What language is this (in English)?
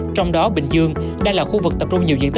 Vietnamese